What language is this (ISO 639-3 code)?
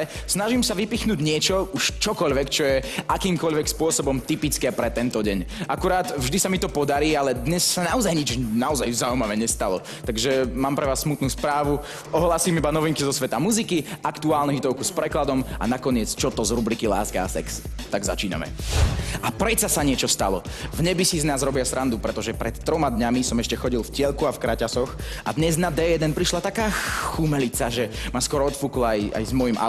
slk